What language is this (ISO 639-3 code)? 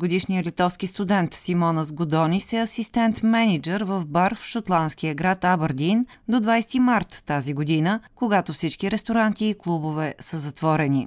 bul